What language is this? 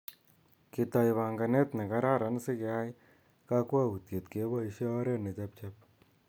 Kalenjin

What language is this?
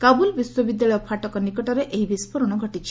Odia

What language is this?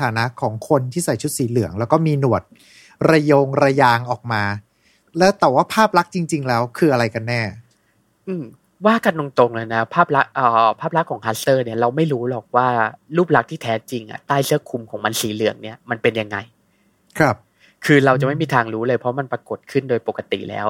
Thai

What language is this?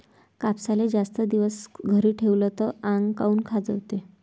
Marathi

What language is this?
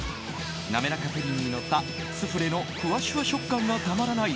Japanese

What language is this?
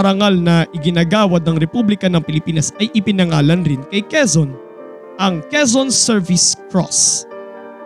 Filipino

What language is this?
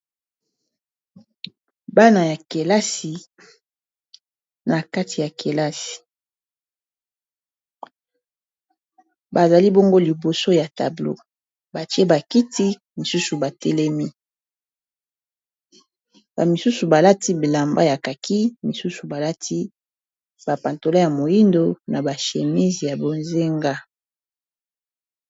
Lingala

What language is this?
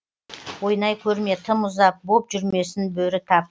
Kazakh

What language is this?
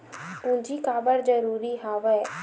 Chhattisgarhi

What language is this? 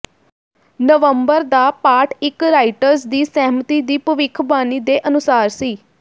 Punjabi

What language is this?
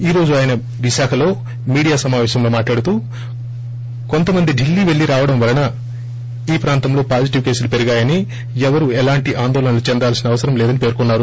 Telugu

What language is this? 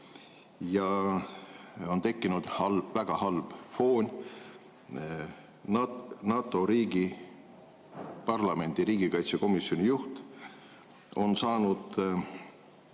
Estonian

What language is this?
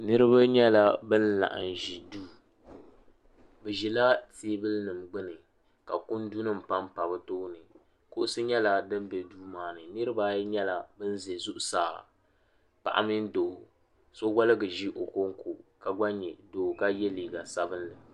Dagbani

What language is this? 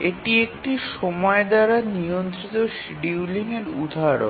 Bangla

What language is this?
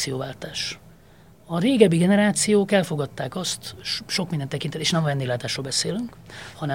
Hungarian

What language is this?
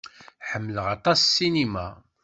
Kabyle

